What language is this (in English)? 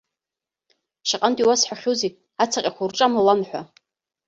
Abkhazian